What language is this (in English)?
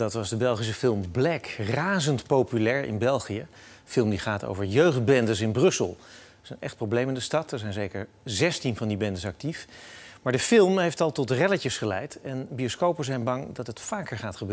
Dutch